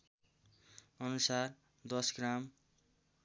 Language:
Nepali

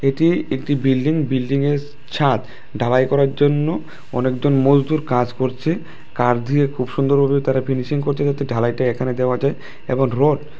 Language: Bangla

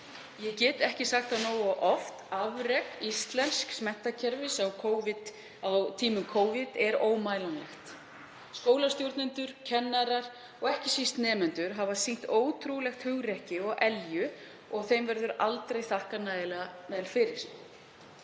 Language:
Icelandic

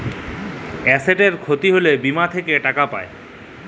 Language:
Bangla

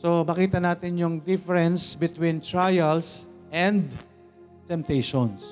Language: Filipino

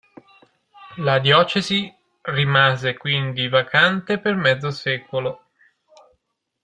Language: Italian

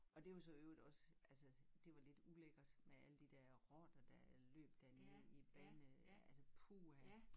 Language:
Danish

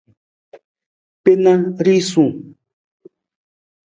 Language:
Nawdm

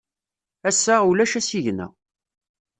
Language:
Kabyle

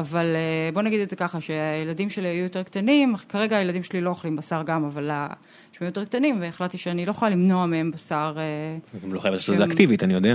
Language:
Hebrew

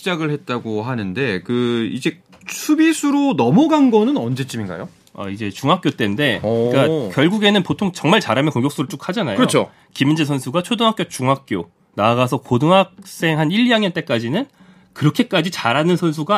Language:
Korean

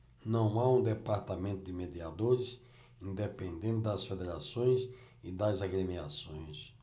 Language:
Portuguese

